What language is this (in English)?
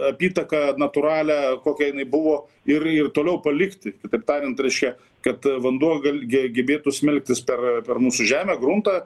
Lithuanian